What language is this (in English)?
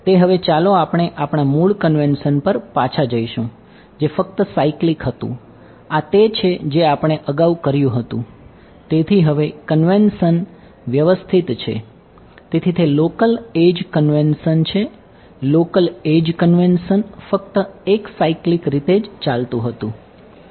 Gujarati